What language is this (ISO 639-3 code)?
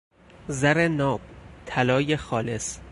fas